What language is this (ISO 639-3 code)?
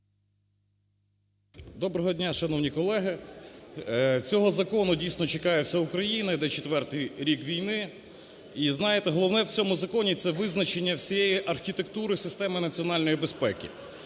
ukr